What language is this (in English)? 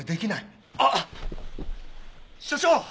Japanese